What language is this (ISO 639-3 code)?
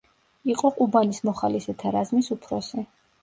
kat